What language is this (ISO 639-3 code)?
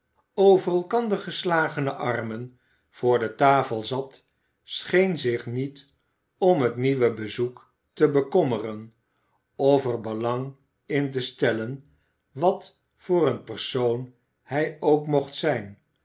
nld